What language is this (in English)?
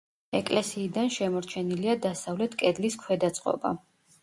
Georgian